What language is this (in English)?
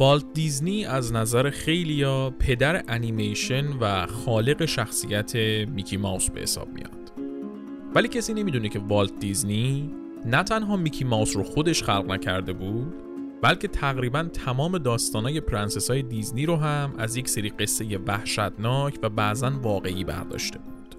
Persian